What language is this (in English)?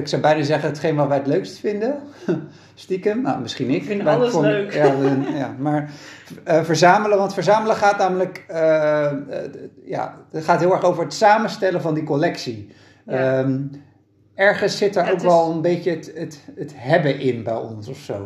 Dutch